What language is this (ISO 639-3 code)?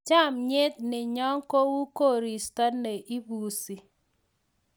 kln